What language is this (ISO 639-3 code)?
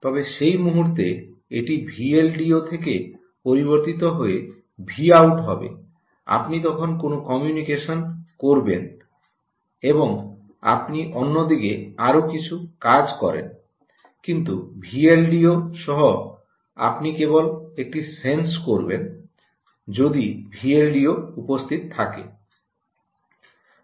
ben